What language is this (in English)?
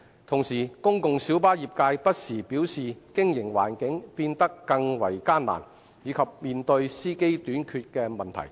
Cantonese